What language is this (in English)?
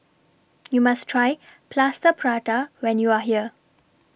English